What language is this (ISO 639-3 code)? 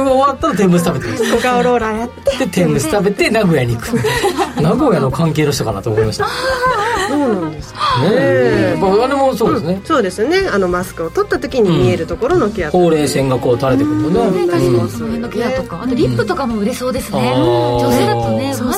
jpn